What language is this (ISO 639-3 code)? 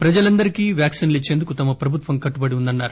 tel